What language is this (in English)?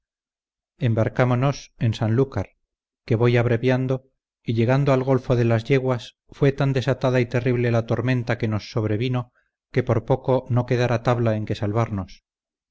Spanish